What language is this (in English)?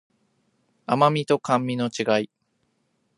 Japanese